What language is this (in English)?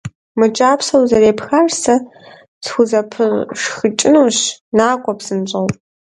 Kabardian